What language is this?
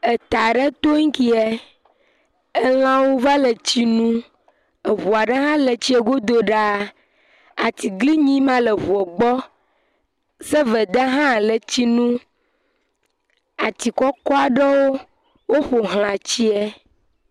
Ewe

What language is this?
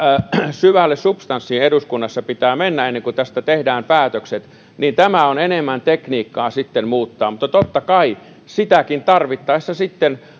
Finnish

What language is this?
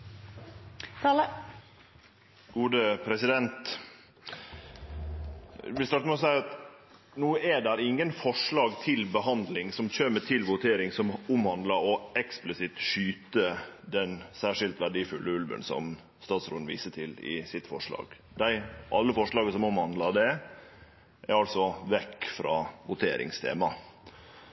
Norwegian Nynorsk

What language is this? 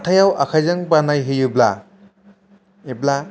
Bodo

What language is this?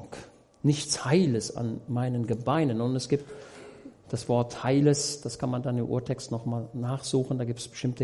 German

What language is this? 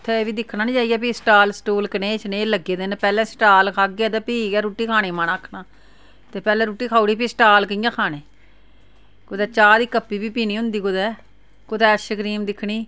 Dogri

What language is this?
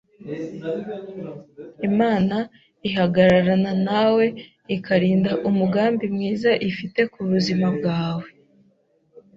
Kinyarwanda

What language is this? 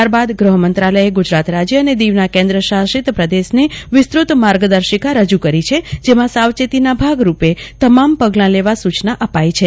Gujarati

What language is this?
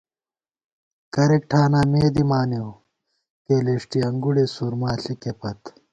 Gawar-Bati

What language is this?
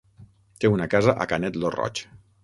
Catalan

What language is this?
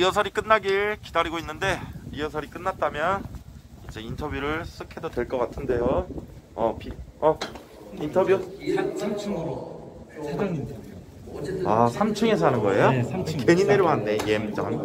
Korean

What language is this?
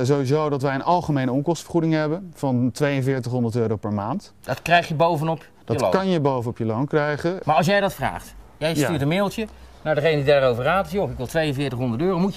Dutch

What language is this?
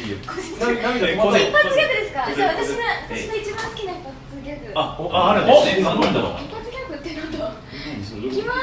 Japanese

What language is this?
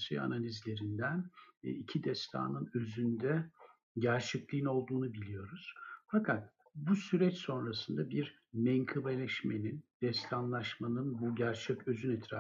Turkish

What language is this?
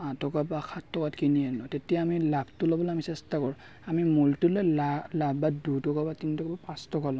Assamese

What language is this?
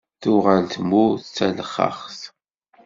Kabyle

